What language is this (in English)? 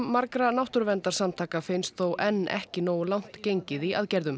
Icelandic